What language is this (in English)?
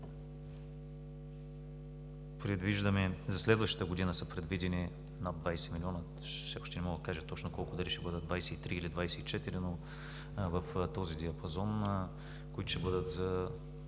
Bulgarian